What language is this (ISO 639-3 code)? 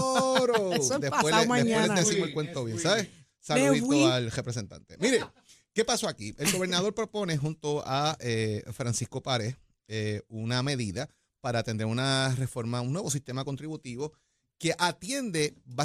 spa